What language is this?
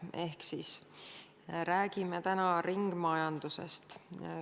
Estonian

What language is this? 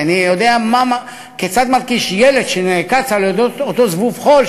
Hebrew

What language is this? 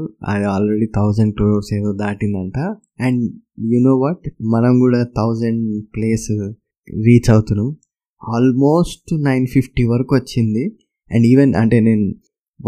Telugu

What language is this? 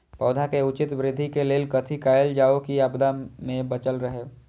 Maithili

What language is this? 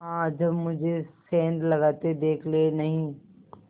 Hindi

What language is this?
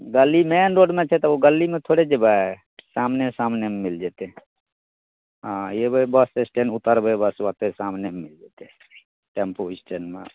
Maithili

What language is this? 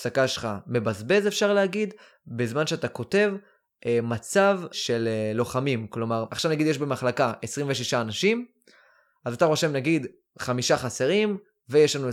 Hebrew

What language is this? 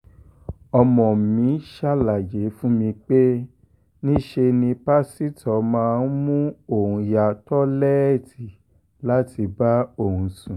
Yoruba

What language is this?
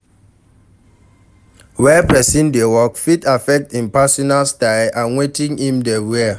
Nigerian Pidgin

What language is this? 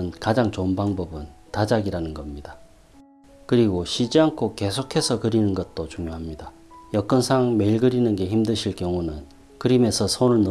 Korean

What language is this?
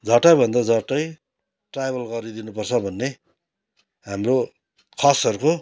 Nepali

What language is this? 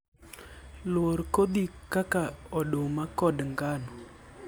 Luo (Kenya and Tanzania)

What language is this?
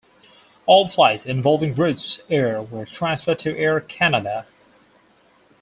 English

